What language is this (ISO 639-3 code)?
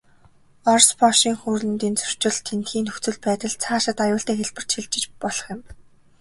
mon